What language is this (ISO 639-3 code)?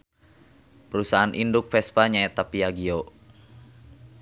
sun